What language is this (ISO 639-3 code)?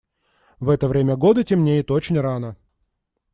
rus